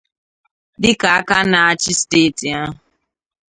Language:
Igbo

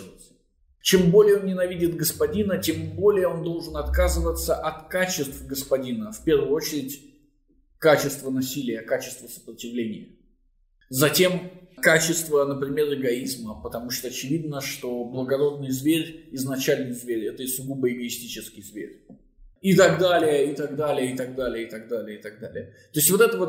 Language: Russian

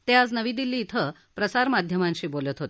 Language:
Marathi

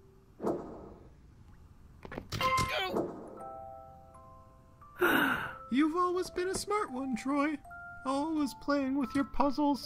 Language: English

